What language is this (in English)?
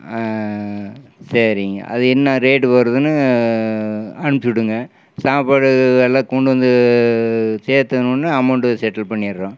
Tamil